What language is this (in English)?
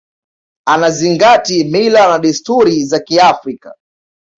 Swahili